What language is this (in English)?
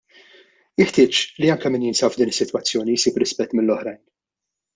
Maltese